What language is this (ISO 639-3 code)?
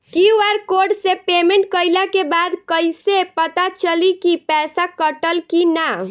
bho